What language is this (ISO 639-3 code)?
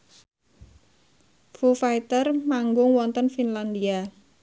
jav